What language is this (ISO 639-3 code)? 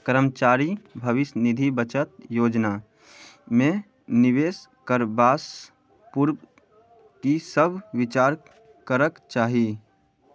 mai